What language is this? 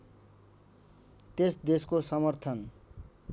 Nepali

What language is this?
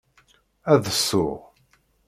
Kabyle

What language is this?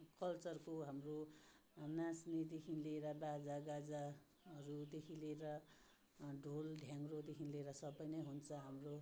Nepali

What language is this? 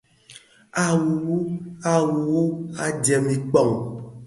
Bafia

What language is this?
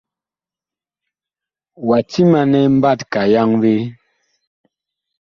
Bakoko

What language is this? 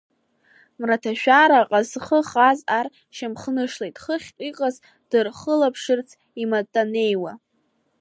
Abkhazian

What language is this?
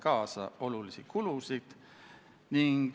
Estonian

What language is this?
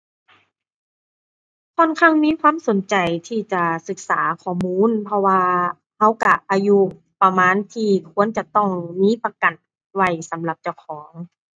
Thai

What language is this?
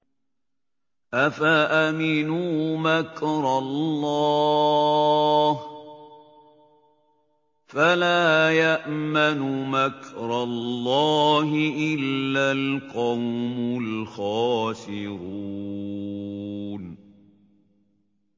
Arabic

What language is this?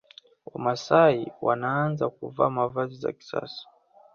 Swahili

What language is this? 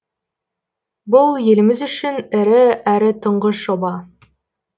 Kazakh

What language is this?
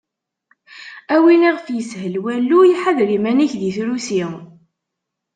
Kabyle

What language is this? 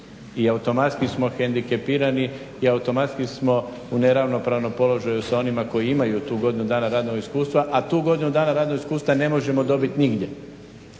Croatian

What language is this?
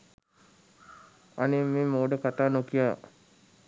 Sinhala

